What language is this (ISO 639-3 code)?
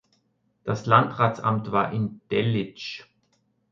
deu